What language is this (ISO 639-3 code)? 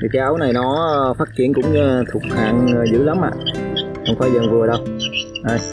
vie